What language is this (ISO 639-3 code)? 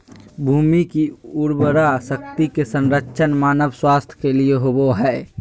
mag